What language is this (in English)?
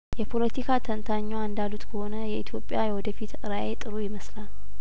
Amharic